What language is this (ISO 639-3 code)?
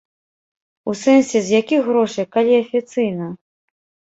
bel